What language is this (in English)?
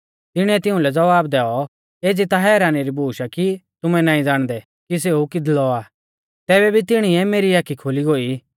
Mahasu Pahari